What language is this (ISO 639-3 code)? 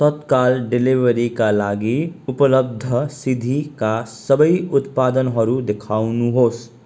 nep